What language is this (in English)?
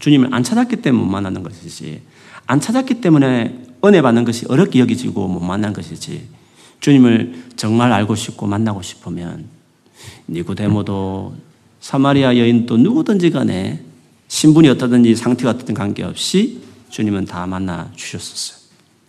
Korean